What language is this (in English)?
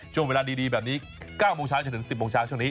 Thai